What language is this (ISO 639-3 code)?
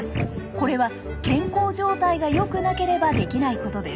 jpn